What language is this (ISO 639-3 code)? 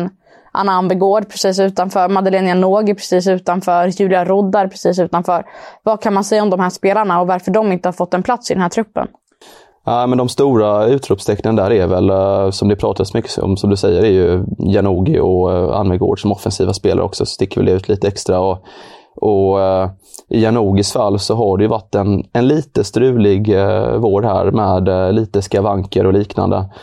swe